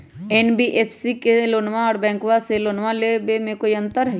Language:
Magahi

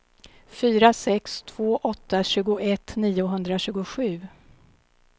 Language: Swedish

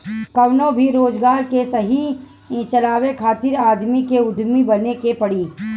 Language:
Bhojpuri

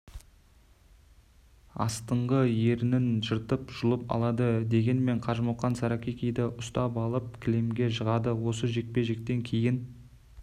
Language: Kazakh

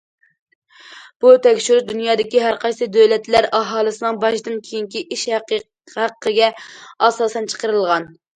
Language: Uyghur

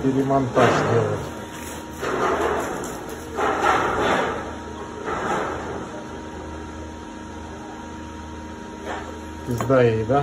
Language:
Russian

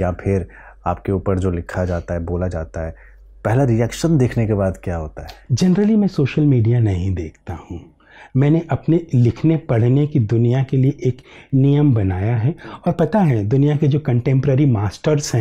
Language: Hindi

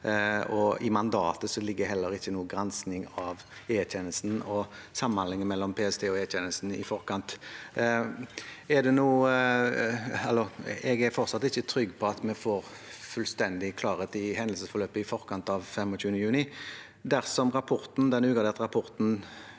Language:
Norwegian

